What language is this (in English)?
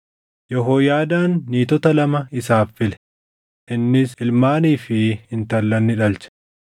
Oromo